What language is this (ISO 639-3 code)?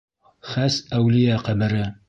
bak